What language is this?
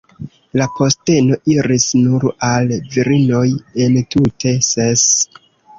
Esperanto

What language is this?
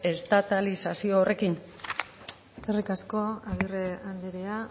Basque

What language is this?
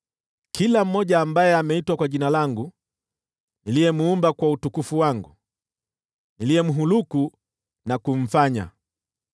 Swahili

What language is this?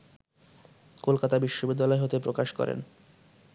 Bangla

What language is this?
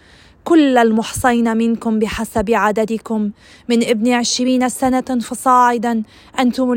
Arabic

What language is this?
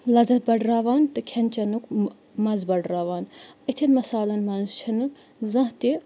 Kashmiri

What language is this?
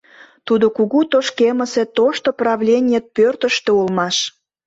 Mari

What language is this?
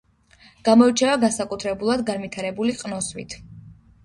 Georgian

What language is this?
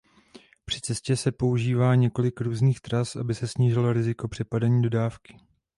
Czech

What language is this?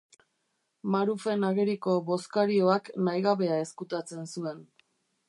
Basque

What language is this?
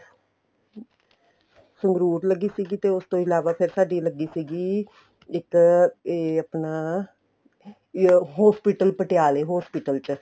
Punjabi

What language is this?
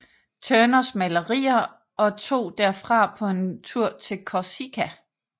Danish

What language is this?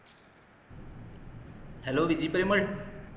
Malayalam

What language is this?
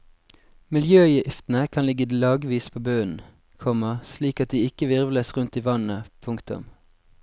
Norwegian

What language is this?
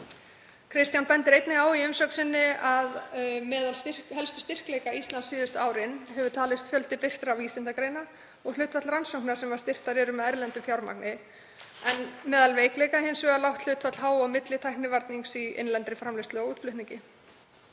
Icelandic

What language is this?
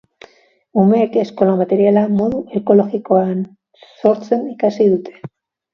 Basque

